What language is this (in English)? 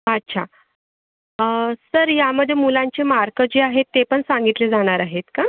Marathi